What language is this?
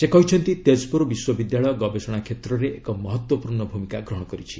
Odia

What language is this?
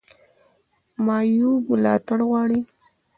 Pashto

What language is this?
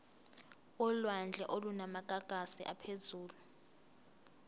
Zulu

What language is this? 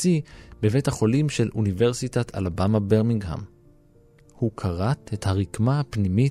Hebrew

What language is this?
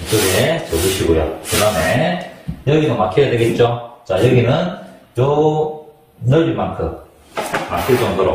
Korean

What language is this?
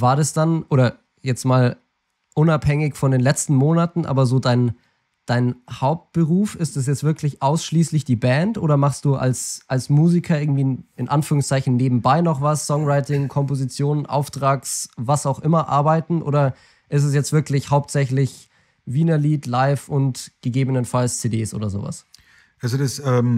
German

